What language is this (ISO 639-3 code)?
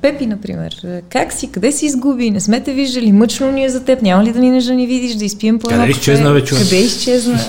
bul